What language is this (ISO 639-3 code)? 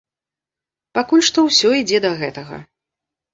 bel